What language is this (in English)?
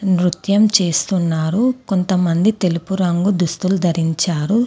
Telugu